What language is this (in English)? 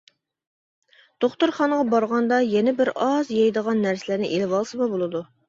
Uyghur